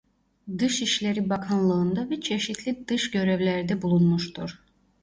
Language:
Turkish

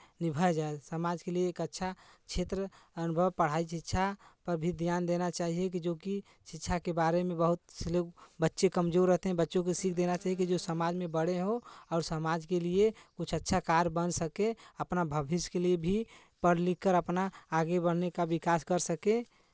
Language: Hindi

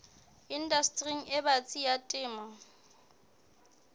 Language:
Southern Sotho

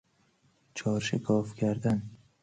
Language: Persian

